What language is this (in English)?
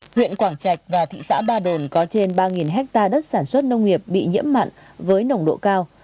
Vietnamese